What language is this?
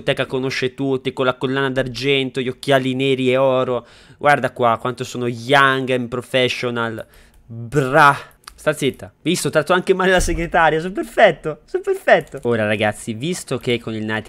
Italian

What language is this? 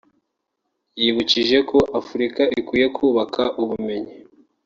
Kinyarwanda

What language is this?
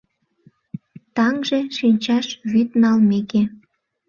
Mari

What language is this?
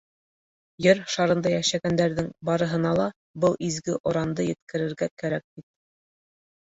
Bashkir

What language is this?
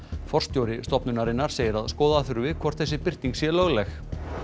Icelandic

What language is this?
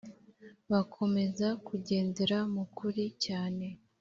Kinyarwanda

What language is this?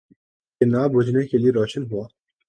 Urdu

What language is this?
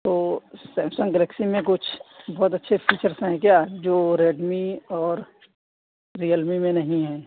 Urdu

